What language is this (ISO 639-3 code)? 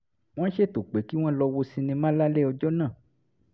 yor